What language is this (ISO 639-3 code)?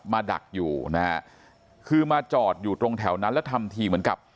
tha